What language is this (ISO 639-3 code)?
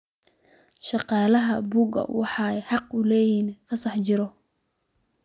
som